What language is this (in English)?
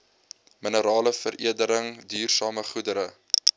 Afrikaans